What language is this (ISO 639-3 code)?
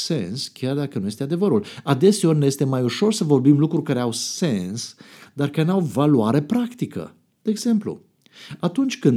ron